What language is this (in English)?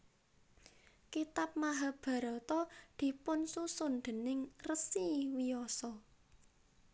Javanese